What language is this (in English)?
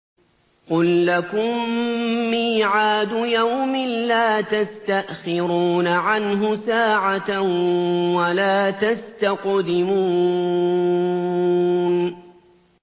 Arabic